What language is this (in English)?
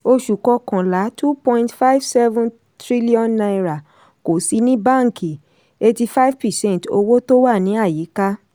Yoruba